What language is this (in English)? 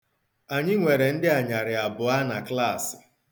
Igbo